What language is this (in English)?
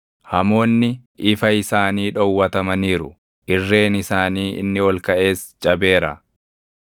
Oromo